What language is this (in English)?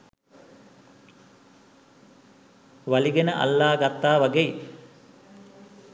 Sinhala